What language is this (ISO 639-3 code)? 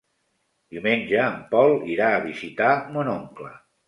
cat